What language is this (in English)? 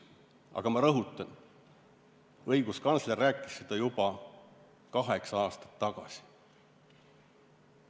Estonian